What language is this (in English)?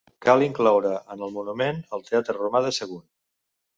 Catalan